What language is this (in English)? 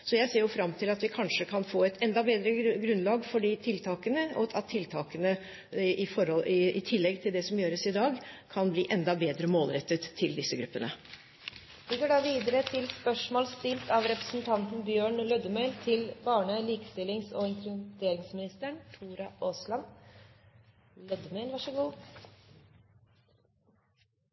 Norwegian